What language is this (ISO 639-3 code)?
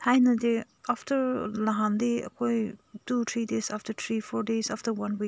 mni